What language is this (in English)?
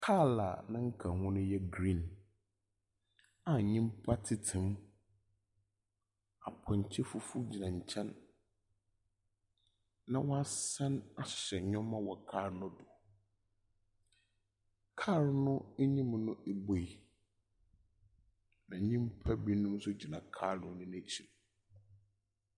Akan